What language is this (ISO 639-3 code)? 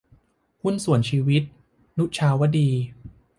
tha